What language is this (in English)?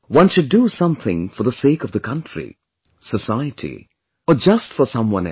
English